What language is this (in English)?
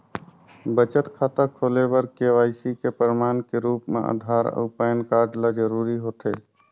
Chhattisgarhi